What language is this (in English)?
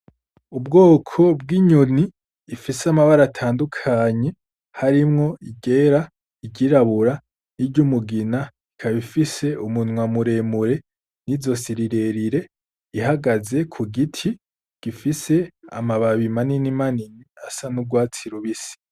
Rundi